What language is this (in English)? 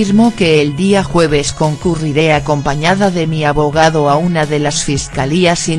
Spanish